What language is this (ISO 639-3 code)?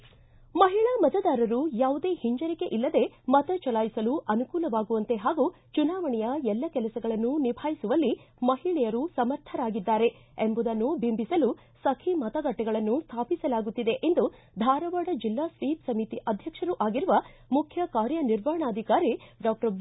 kan